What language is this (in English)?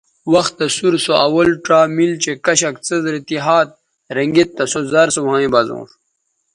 Bateri